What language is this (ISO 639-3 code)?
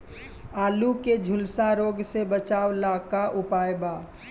bho